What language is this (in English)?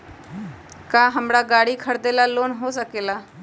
Magahi